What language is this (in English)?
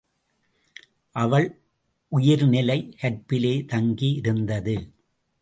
Tamil